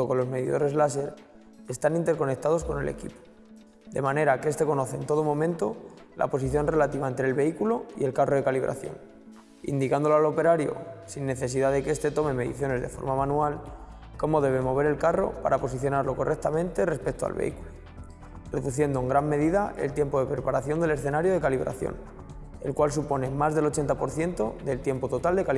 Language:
Spanish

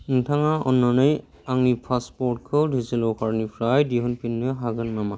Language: Bodo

